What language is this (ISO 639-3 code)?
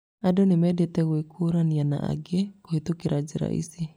kik